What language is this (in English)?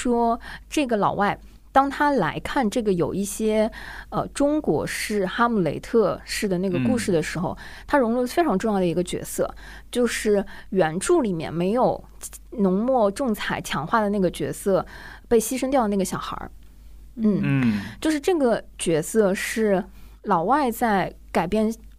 Chinese